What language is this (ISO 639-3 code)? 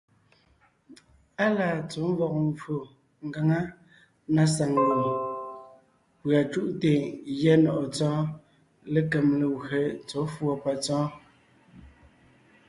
nnh